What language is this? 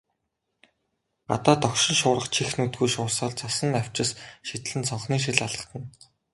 Mongolian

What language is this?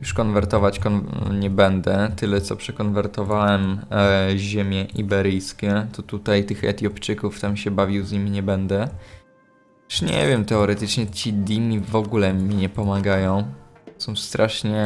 Polish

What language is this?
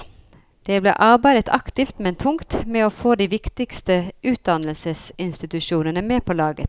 Norwegian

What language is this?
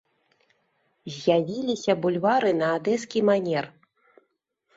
Belarusian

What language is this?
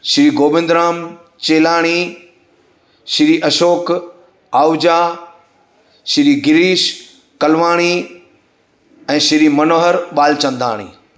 Sindhi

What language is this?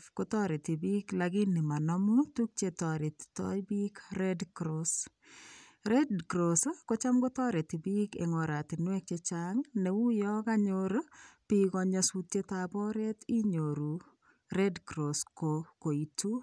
Kalenjin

